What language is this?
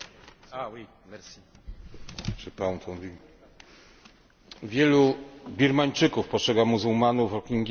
Polish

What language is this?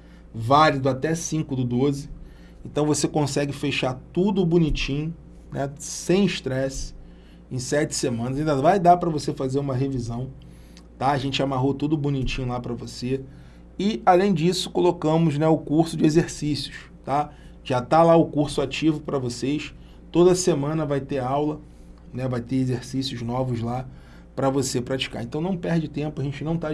Portuguese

